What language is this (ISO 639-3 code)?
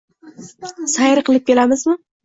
uzb